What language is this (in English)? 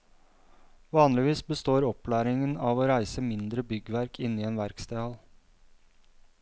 Norwegian